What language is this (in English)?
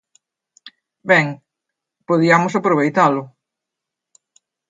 Galician